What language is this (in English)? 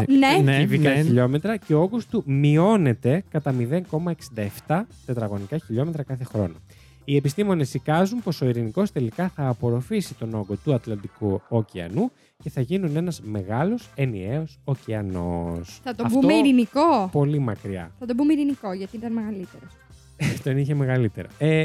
Greek